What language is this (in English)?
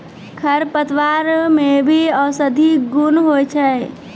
Maithili